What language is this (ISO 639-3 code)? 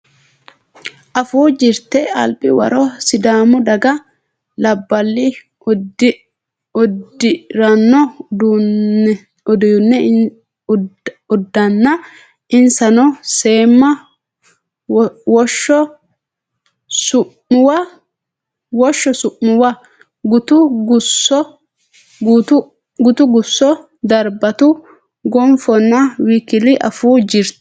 sid